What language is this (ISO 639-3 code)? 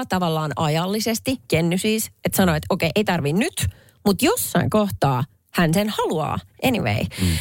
fin